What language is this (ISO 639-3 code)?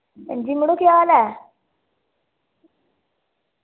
doi